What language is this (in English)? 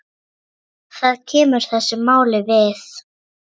Icelandic